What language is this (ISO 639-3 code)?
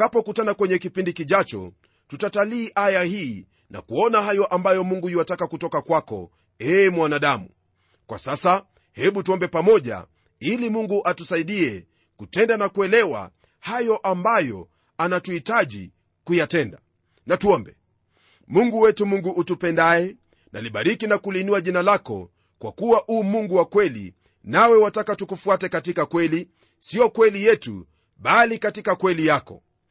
swa